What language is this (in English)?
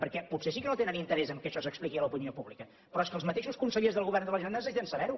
Catalan